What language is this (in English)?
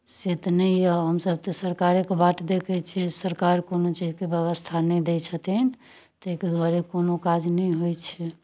Maithili